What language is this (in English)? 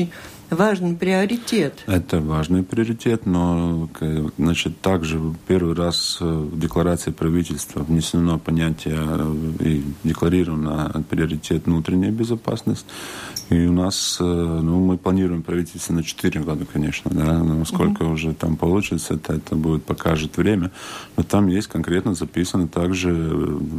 Russian